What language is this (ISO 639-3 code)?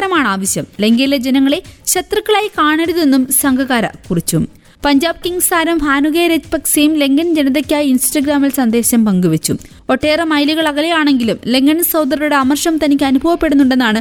mal